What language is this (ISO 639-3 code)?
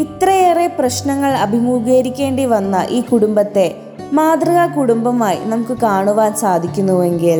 mal